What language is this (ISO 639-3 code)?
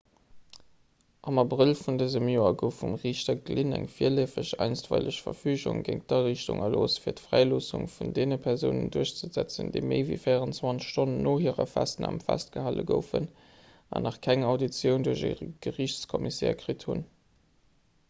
ltz